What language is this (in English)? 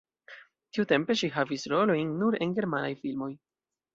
Esperanto